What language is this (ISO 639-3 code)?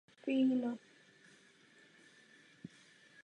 ces